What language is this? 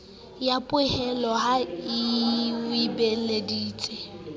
Southern Sotho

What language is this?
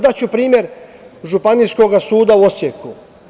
Serbian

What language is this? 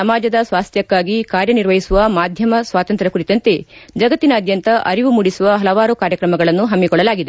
Kannada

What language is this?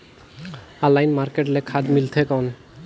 Chhattisgarhi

